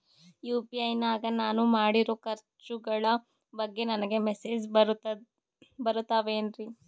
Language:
Kannada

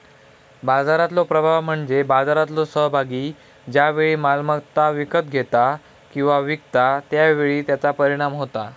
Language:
Marathi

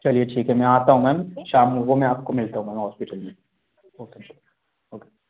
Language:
Hindi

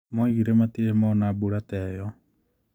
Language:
Kikuyu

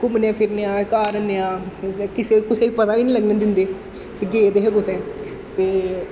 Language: Dogri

